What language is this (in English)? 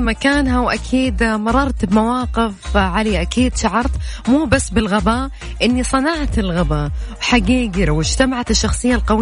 Arabic